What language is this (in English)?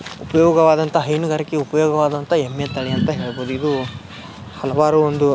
Kannada